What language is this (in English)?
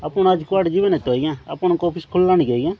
Odia